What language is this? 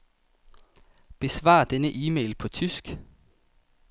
Danish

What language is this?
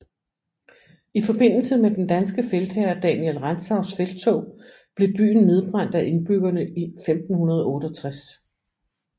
Danish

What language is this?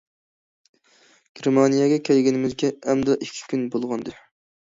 Uyghur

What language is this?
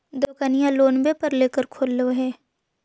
Magahi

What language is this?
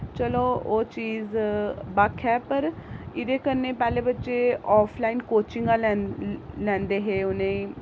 Dogri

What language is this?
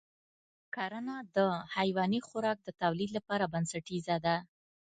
Pashto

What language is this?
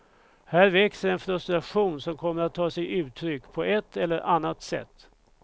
Swedish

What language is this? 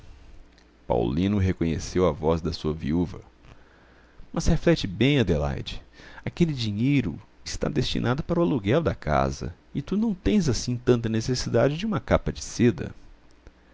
Portuguese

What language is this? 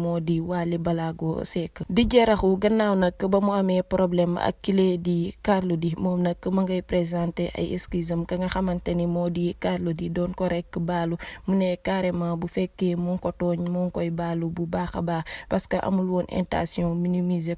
Filipino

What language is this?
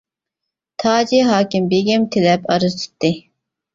Uyghur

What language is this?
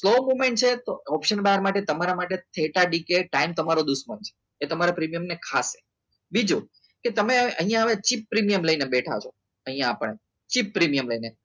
Gujarati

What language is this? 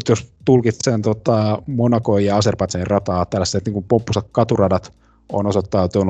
Finnish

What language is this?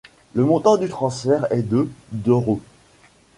French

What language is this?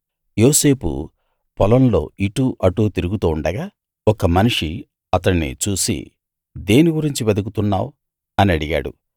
Telugu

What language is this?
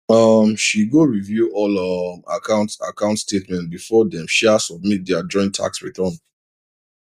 Nigerian Pidgin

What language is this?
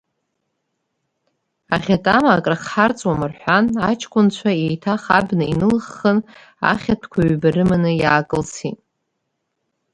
Abkhazian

